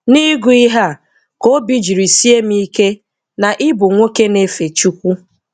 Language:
Igbo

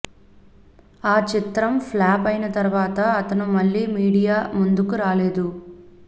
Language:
Telugu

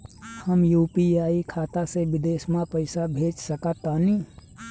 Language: Bhojpuri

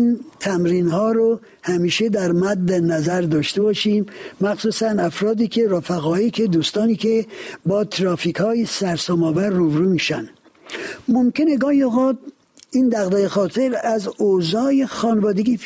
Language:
Persian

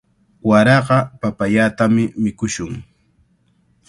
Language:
Cajatambo North Lima Quechua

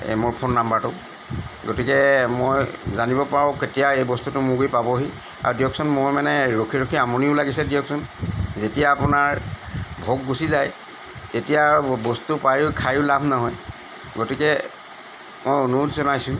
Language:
Assamese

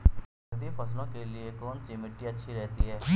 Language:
Hindi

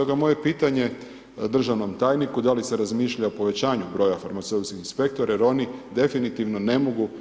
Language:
Croatian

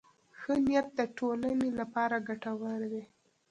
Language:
Pashto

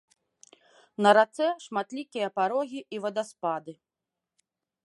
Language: Belarusian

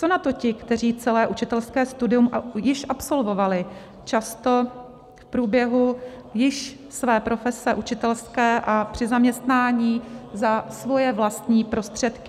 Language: Czech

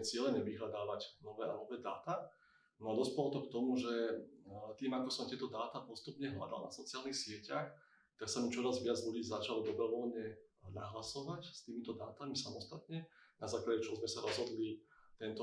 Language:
Slovak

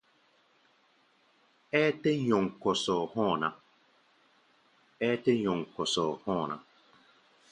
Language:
Gbaya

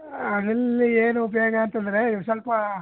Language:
Kannada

